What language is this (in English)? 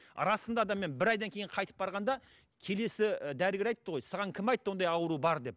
Kazakh